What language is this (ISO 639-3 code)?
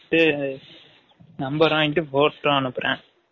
tam